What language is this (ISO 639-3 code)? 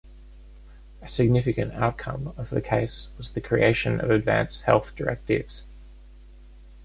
eng